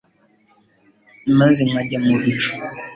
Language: Kinyarwanda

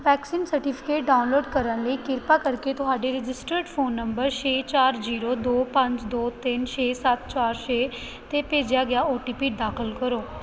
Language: Punjabi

